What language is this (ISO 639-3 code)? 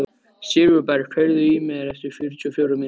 isl